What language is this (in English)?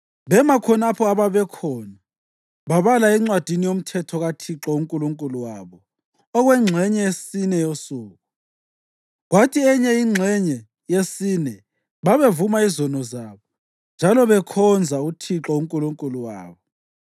North Ndebele